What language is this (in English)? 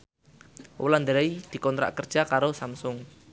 Javanese